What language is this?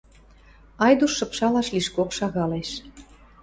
Western Mari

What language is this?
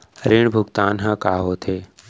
Chhattisgarhi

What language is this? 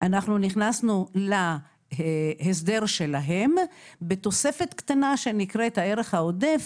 Hebrew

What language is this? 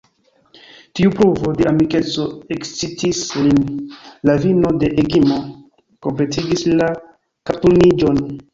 Esperanto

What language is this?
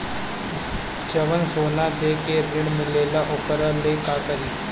Bhojpuri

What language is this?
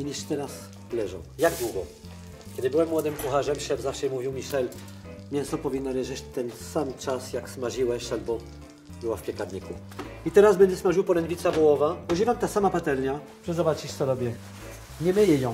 Polish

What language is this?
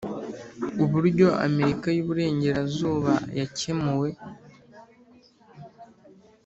Kinyarwanda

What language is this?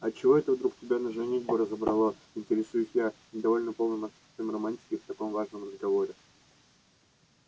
Russian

